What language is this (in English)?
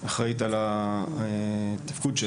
Hebrew